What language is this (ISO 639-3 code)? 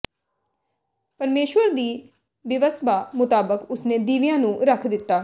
pan